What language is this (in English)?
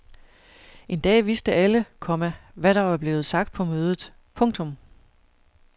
Danish